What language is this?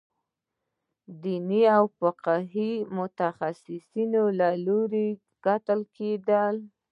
Pashto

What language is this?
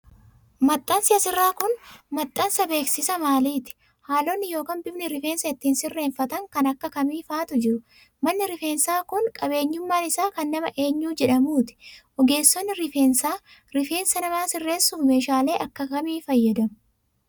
Oromo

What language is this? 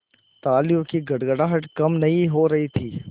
Hindi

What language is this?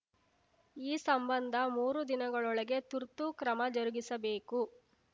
Kannada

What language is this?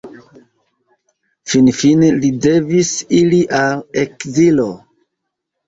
Esperanto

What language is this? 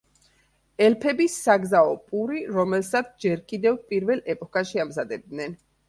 Georgian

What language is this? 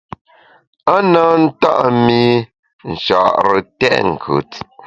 Bamun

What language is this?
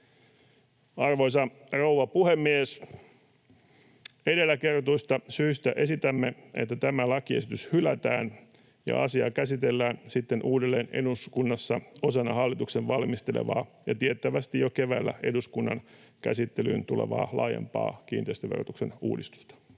Finnish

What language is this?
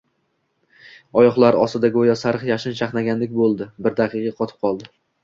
Uzbek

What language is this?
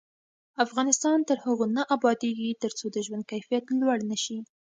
Pashto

